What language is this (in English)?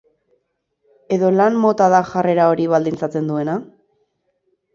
Basque